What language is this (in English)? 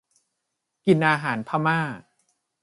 Thai